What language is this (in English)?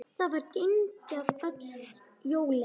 Icelandic